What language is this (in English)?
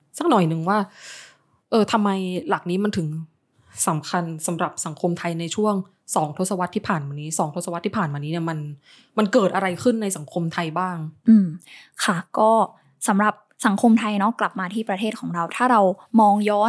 Thai